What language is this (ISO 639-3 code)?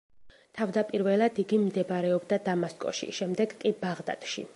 kat